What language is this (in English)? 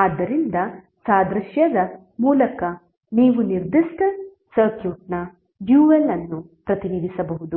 Kannada